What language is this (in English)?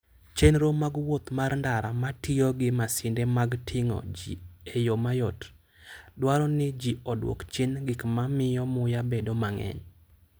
Luo (Kenya and Tanzania)